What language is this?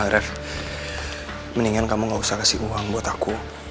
Indonesian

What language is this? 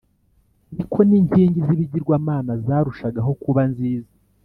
Kinyarwanda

